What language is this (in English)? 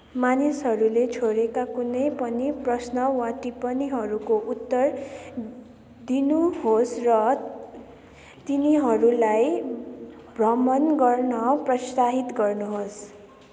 Nepali